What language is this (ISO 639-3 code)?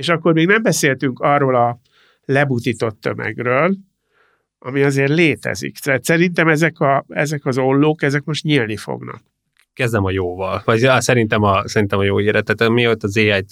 hun